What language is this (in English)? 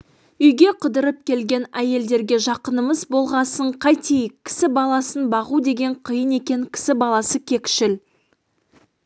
Kazakh